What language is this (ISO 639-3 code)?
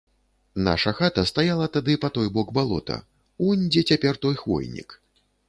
bel